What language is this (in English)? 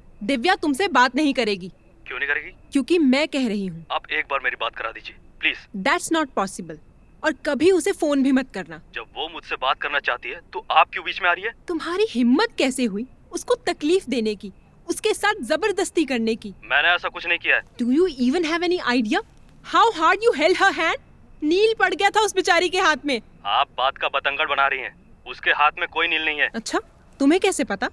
Hindi